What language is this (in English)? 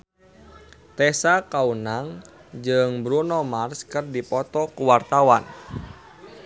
Sundanese